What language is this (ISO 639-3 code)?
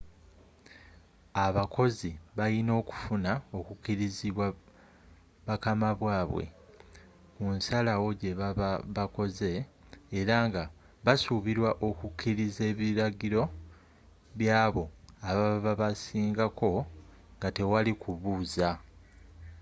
lug